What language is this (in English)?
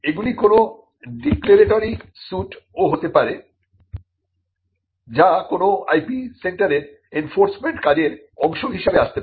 Bangla